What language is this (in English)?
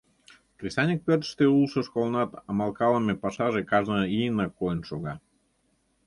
Mari